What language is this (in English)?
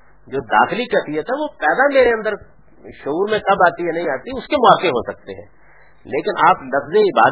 Urdu